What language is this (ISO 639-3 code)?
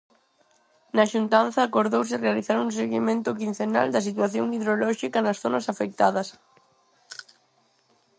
glg